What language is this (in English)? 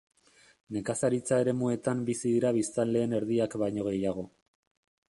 Basque